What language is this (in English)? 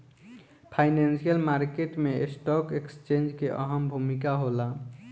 Bhojpuri